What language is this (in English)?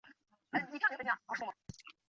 Chinese